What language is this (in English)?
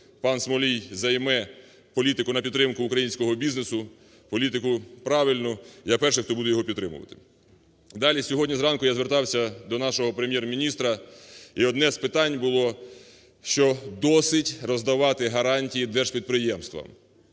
Ukrainian